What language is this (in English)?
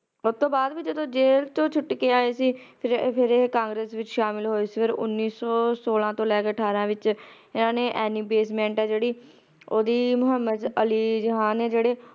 Punjabi